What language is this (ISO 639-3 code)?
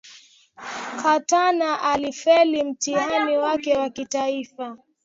swa